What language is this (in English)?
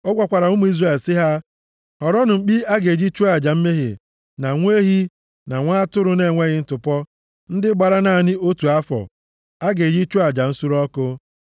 Igbo